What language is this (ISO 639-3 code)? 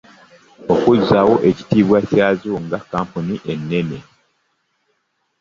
lug